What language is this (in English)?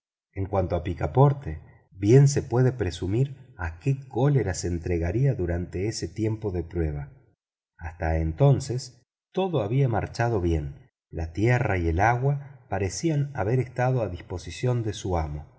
Spanish